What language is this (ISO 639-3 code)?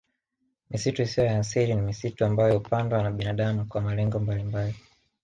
swa